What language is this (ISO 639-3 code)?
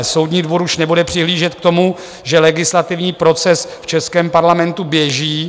ces